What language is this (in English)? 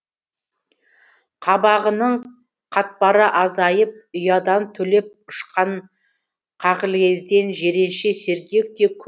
Kazakh